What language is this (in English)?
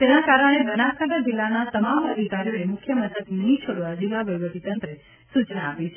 Gujarati